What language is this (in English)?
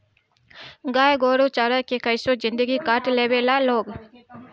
Bhojpuri